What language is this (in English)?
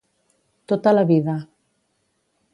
Catalan